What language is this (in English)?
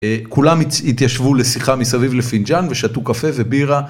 Hebrew